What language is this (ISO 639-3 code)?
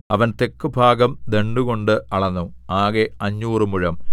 mal